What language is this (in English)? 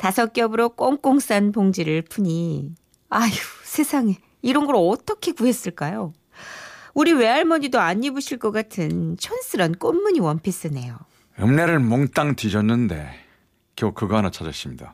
Korean